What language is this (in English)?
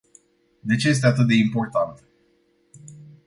Romanian